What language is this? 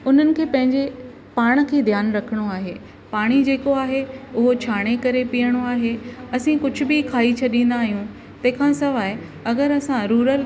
Sindhi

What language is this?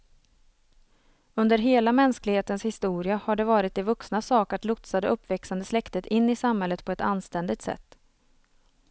Swedish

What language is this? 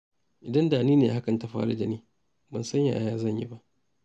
Hausa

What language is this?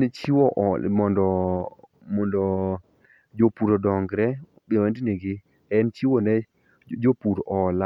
Luo (Kenya and Tanzania)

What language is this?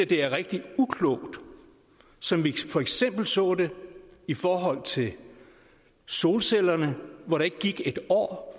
Danish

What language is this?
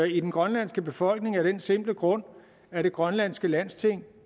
Danish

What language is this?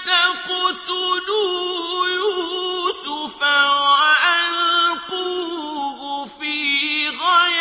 Arabic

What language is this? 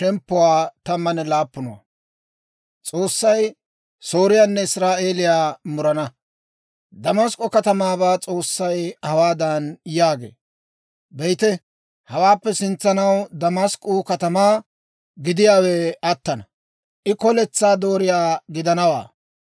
Dawro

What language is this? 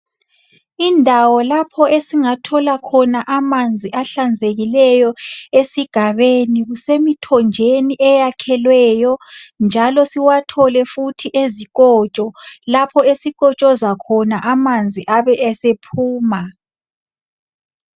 North Ndebele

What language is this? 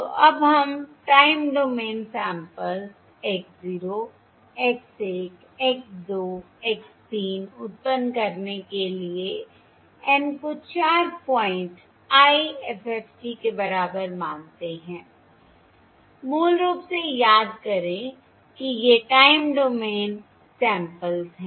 Hindi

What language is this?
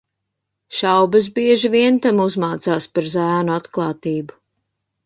Latvian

